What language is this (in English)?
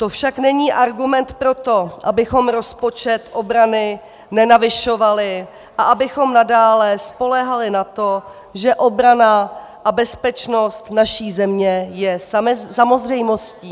Czech